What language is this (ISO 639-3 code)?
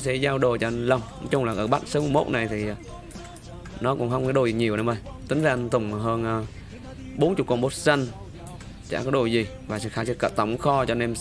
vie